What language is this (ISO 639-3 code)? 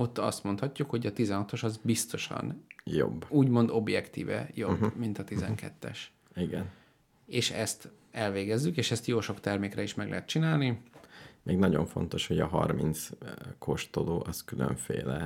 hun